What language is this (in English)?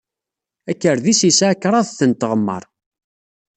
Kabyle